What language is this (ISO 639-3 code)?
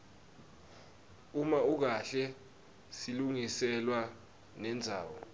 ssw